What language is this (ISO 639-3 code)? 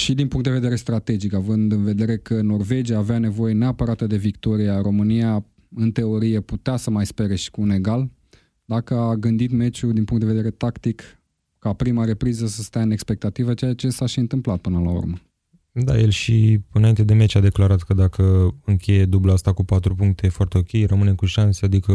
ron